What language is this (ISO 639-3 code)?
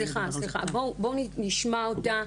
heb